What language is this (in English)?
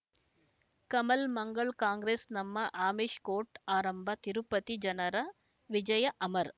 Kannada